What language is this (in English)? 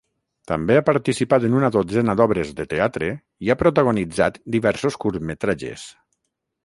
Catalan